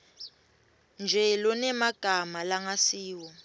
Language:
Swati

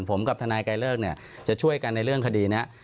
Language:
Thai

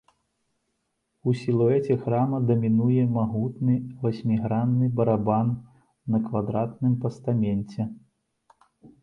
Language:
Belarusian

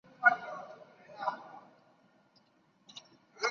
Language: Chinese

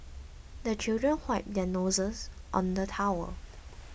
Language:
English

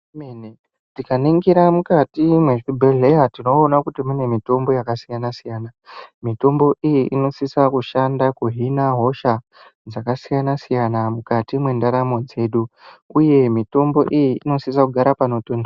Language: Ndau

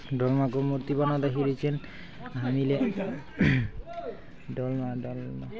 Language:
Nepali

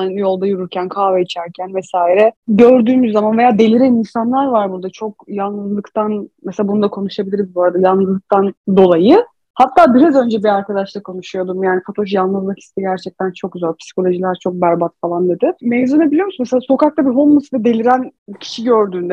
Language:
Turkish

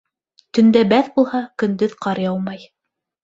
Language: Bashkir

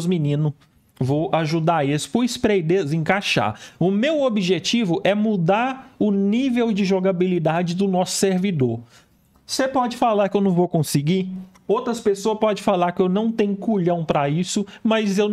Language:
Portuguese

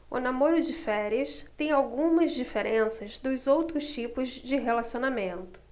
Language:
Portuguese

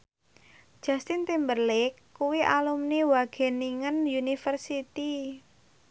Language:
Javanese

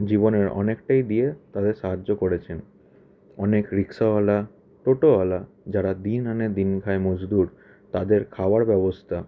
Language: Bangla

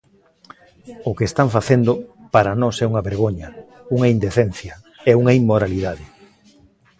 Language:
Galician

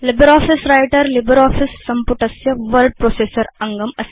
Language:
Sanskrit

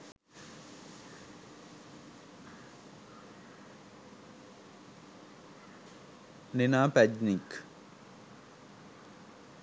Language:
Sinhala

